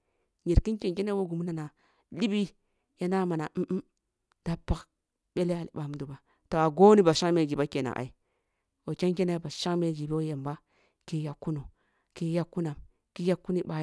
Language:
Kulung (Nigeria)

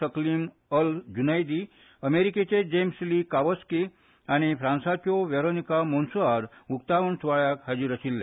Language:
Konkani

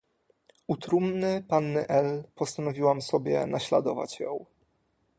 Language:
Polish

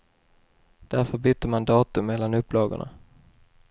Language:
Swedish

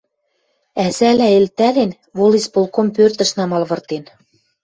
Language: Western Mari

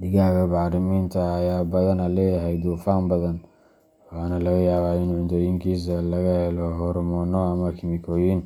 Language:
Somali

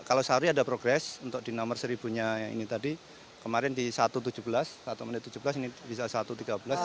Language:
Indonesian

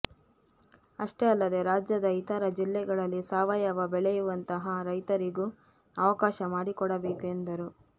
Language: Kannada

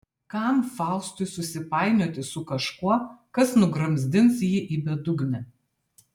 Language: Lithuanian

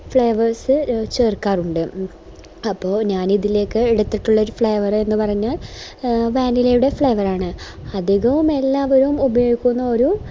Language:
Malayalam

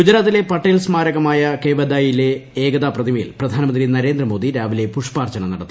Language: Malayalam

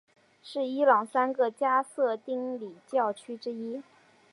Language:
Chinese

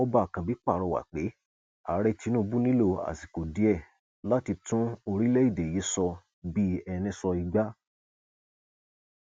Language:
Yoruba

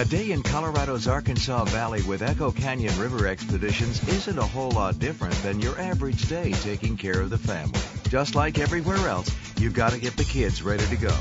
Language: English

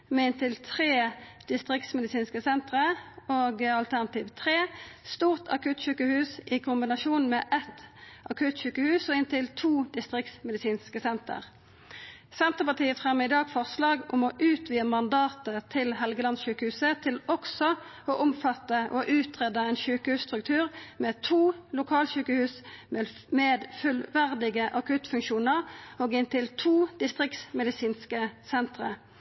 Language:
Norwegian Nynorsk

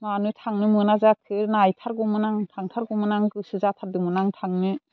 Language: Bodo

